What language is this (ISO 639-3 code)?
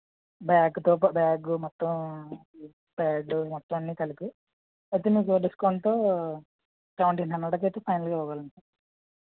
tel